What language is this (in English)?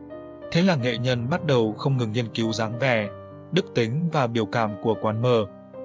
Vietnamese